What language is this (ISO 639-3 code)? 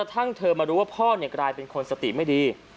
tha